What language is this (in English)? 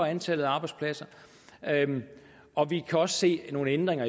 Danish